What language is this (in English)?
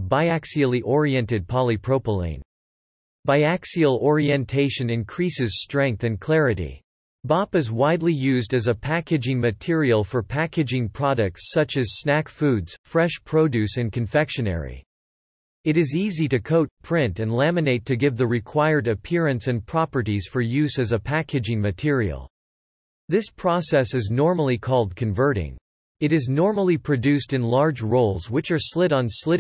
English